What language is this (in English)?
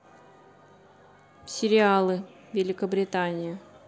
Russian